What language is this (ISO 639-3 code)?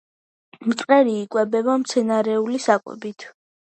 kat